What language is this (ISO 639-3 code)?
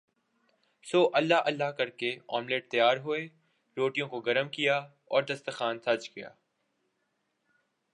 urd